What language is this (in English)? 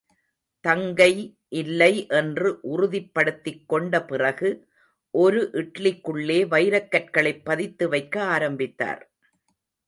Tamil